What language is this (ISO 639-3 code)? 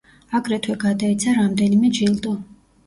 kat